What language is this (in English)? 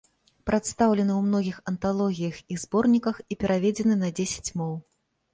Belarusian